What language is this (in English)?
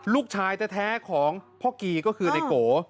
Thai